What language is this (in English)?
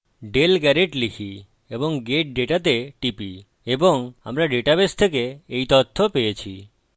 Bangla